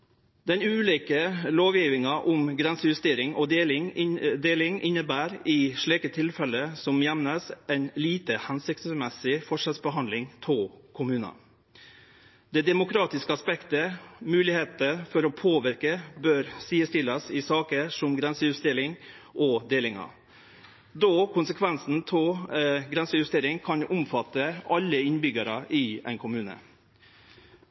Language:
Norwegian Nynorsk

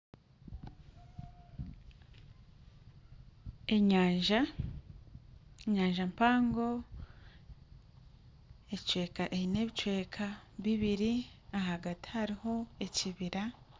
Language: Nyankole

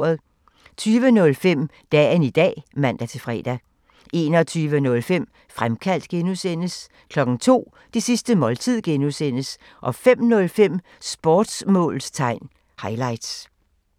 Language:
Danish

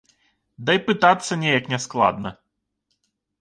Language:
Belarusian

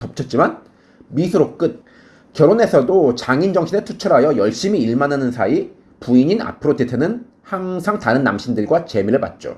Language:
Korean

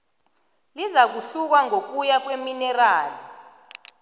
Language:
South Ndebele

